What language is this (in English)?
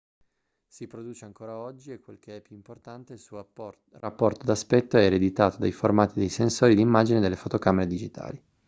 Italian